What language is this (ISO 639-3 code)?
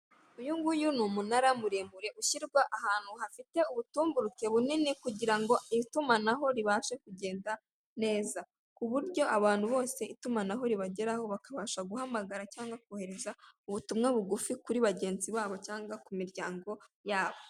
kin